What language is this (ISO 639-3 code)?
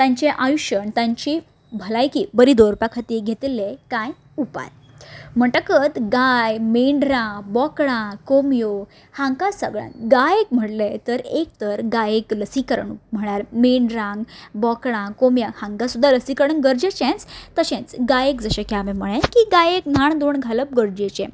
kok